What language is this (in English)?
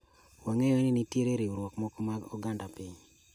Luo (Kenya and Tanzania)